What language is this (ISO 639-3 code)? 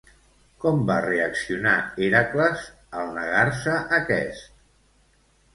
cat